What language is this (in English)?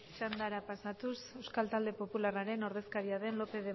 Basque